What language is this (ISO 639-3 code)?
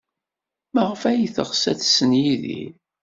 kab